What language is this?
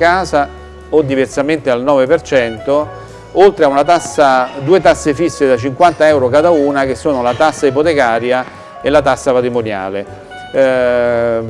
Italian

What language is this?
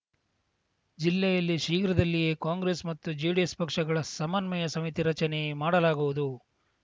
Kannada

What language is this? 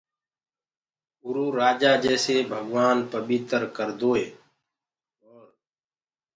Gurgula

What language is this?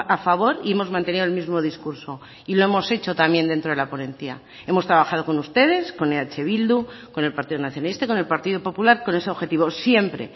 Spanish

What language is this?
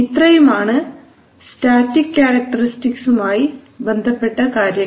Malayalam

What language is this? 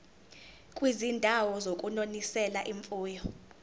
Zulu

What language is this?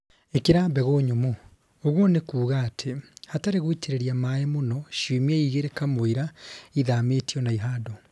Kikuyu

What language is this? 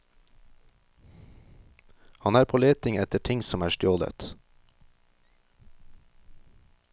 Norwegian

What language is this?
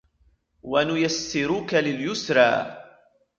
Arabic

